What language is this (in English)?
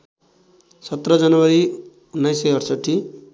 Nepali